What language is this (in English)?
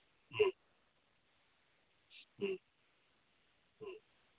Manipuri